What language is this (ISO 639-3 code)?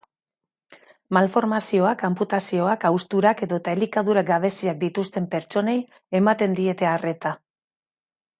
eus